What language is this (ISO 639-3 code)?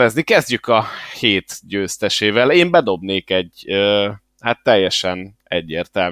hun